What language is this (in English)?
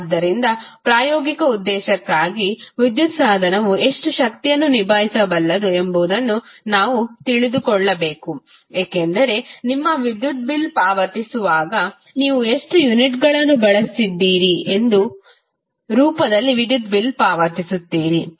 Kannada